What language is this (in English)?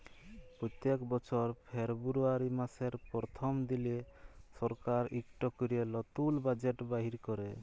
Bangla